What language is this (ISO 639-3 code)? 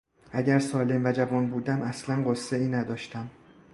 fas